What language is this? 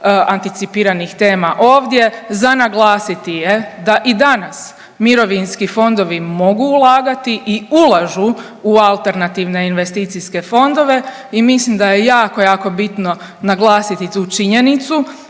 Croatian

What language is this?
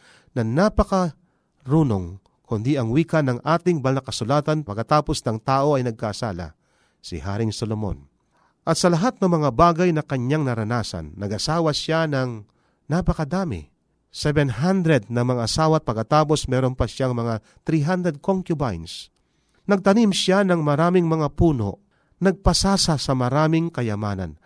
Filipino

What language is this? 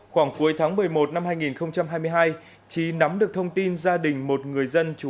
Vietnamese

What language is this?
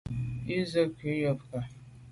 Medumba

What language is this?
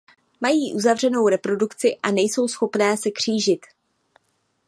Czech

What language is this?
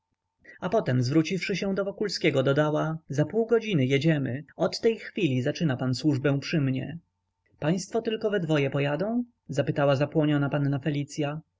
Polish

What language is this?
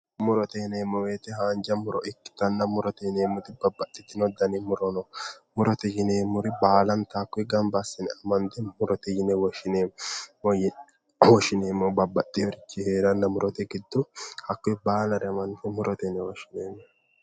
Sidamo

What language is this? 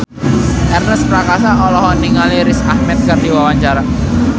Sundanese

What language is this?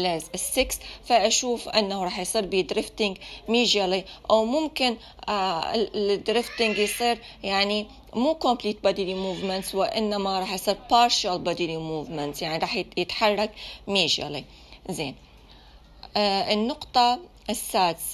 Arabic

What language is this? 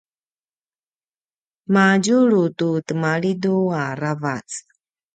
Paiwan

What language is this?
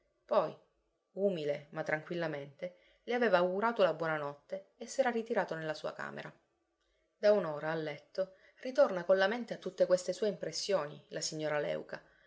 Italian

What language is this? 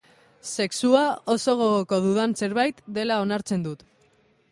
Basque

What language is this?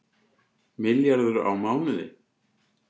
Icelandic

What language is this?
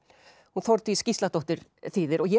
Icelandic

